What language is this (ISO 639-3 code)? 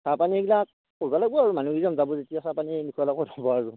asm